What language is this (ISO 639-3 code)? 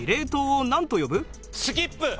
jpn